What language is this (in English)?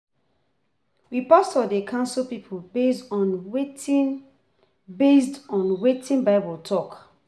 Nigerian Pidgin